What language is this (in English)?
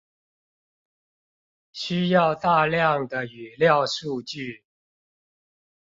Chinese